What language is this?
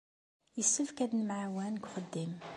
Kabyle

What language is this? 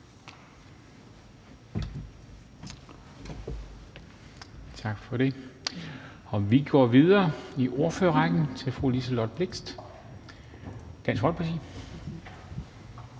Danish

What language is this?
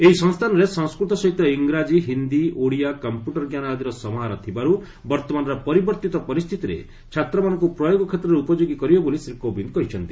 Odia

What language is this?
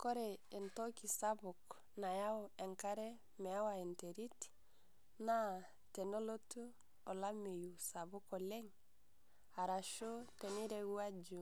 Masai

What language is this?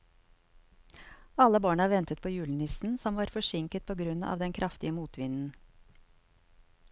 Norwegian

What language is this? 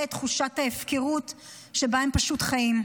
Hebrew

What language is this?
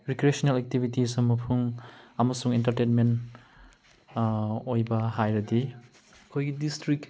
Manipuri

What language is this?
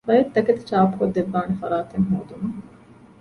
Divehi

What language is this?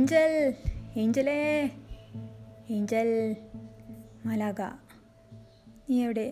Malayalam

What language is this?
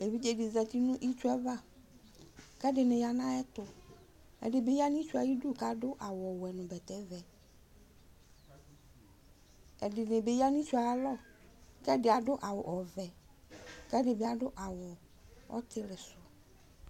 Ikposo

